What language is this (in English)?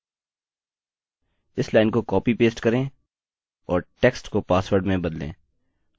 Hindi